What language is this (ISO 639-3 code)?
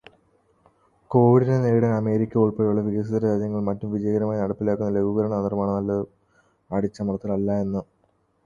mal